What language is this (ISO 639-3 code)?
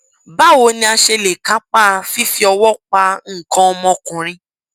yor